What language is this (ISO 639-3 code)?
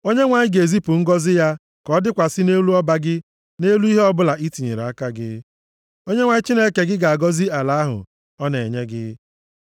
ibo